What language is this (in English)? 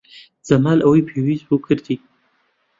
Central Kurdish